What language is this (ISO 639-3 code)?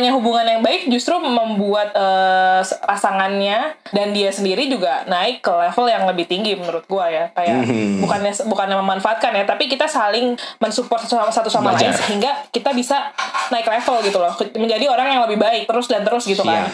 ind